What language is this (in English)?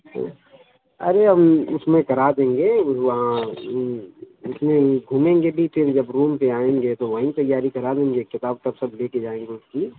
Urdu